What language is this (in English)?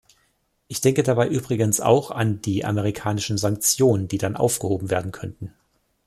German